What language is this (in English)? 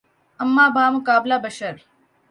Urdu